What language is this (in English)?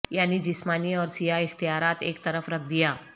Urdu